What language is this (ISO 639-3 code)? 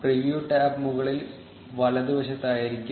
mal